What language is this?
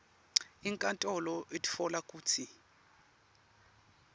Swati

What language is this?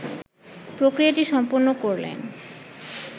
Bangla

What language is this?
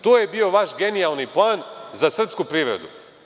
Serbian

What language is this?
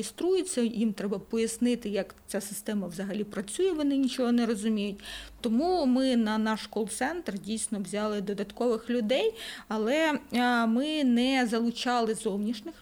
Ukrainian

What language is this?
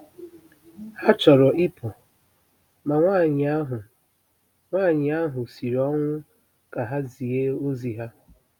Igbo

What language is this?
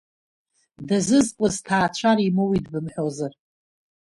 Abkhazian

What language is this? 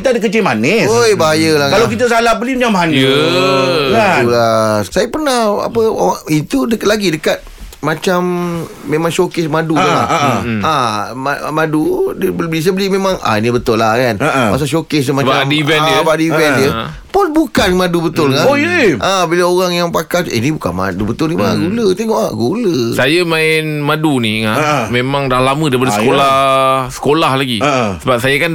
Malay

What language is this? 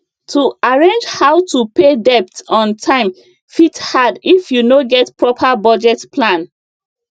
Nigerian Pidgin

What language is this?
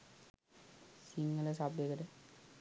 Sinhala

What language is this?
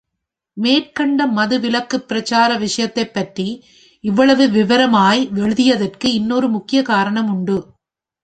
Tamil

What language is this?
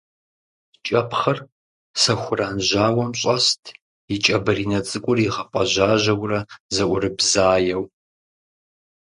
Kabardian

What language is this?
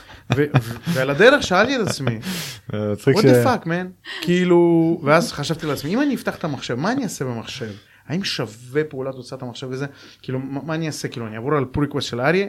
Hebrew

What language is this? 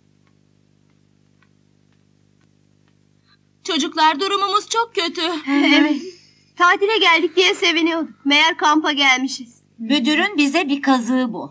Turkish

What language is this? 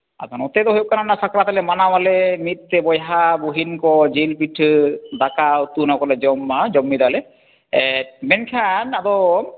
Santali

